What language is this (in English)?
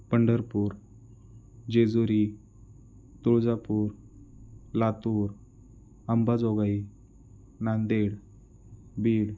Marathi